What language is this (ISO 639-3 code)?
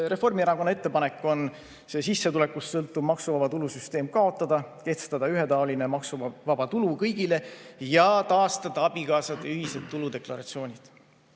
est